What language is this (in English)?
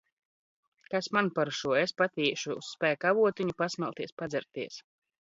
Latvian